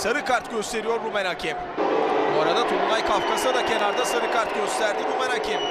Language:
Turkish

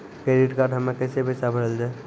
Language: Maithili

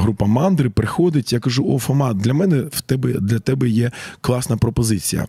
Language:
Ukrainian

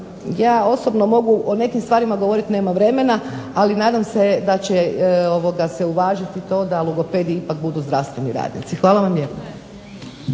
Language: Croatian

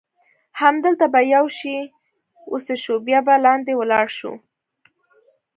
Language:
Pashto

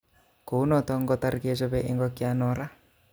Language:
Kalenjin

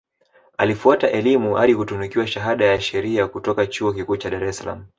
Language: Swahili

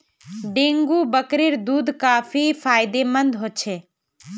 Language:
Magahi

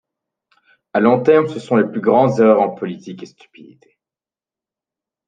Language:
French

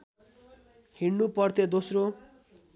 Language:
Nepali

